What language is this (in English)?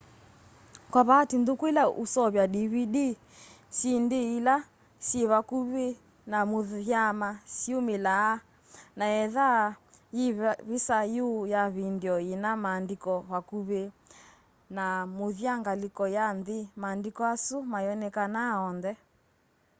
Kamba